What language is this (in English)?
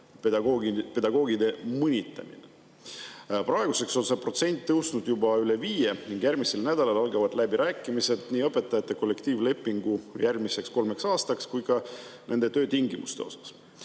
Estonian